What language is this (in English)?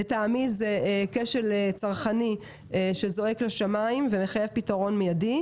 Hebrew